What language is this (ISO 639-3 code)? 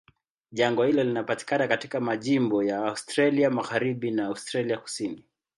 swa